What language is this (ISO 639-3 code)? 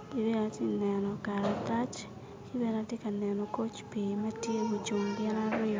ach